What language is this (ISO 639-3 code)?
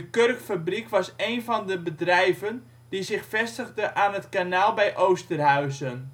nld